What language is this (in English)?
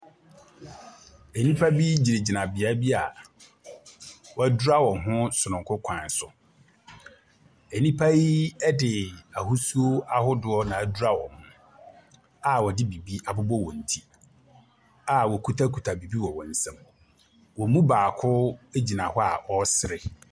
Akan